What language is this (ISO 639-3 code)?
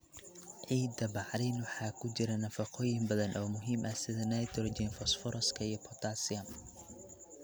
som